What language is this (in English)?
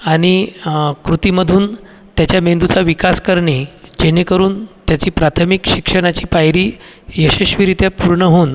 Marathi